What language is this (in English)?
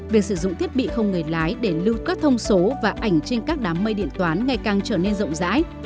Vietnamese